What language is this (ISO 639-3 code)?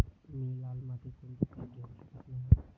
mar